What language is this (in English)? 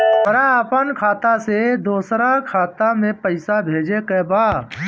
Bhojpuri